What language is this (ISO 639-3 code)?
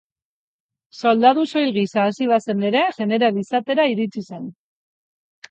eus